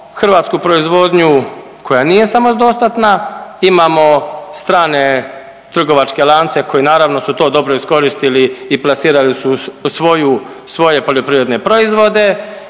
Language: Croatian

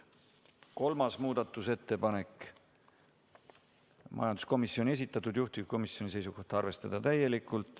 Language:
Estonian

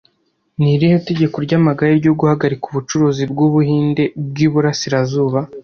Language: Kinyarwanda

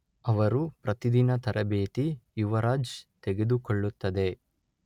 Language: Kannada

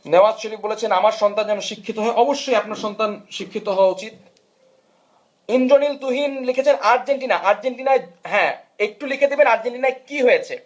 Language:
Bangla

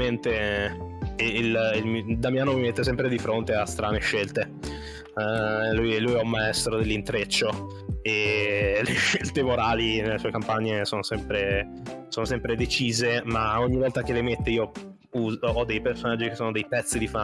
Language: Italian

